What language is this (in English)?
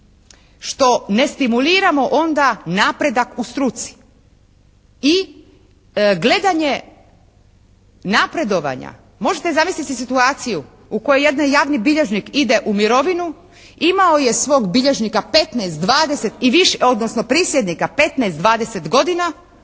Croatian